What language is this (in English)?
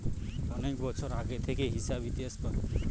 Bangla